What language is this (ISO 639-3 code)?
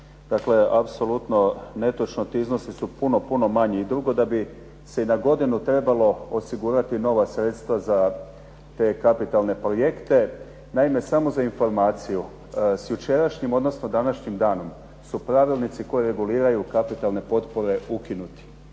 hrv